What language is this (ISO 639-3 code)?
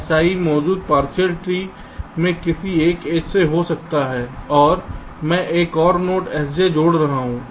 hin